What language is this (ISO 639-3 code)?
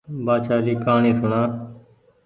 gig